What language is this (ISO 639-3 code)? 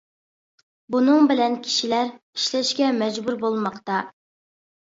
uig